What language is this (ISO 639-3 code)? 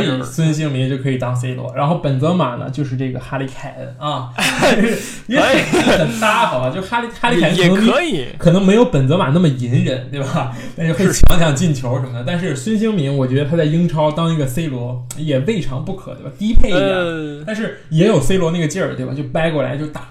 zho